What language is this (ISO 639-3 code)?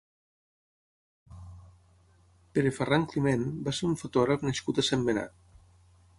cat